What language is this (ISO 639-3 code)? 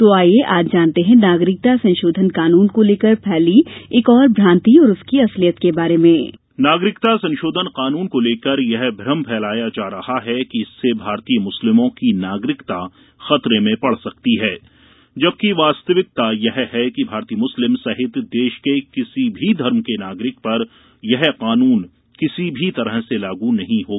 hin